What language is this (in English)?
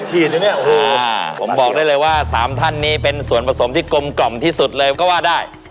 Thai